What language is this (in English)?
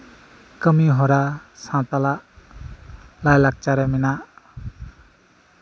Santali